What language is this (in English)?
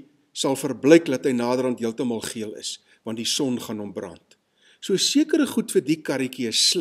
Dutch